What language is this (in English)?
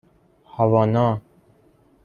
Persian